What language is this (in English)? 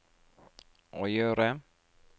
Norwegian